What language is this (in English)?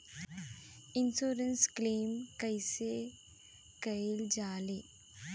Bhojpuri